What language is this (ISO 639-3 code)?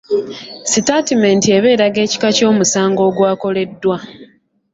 lug